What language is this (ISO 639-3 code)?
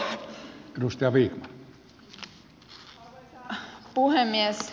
fin